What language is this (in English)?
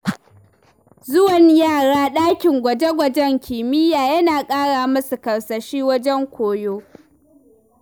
Hausa